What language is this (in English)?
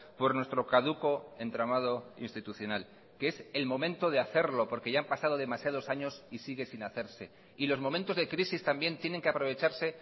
Spanish